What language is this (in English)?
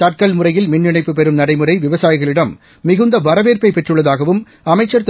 Tamil